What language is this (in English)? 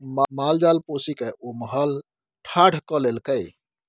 Maithili